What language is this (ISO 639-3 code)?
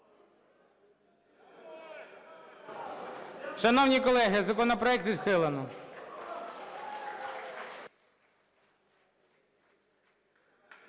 ukr